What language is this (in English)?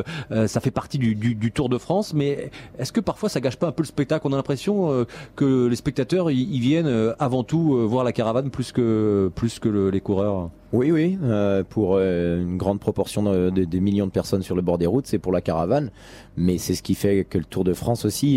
French